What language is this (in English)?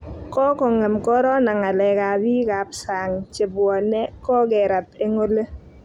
Kalenjin